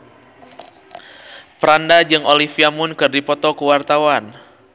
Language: Sundanese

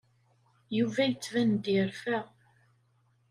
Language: Kabyle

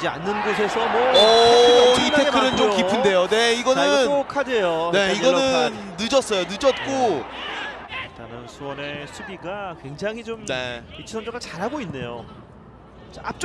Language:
Korean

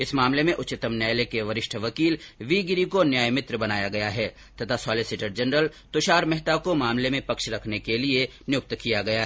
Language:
Hindi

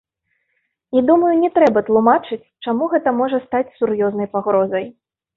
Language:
Belarusian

